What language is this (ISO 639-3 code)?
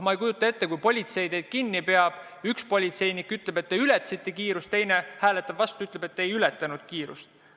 est